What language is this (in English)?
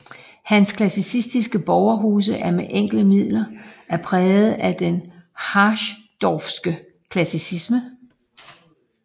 Danish